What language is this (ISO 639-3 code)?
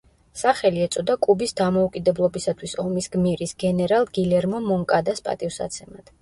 kat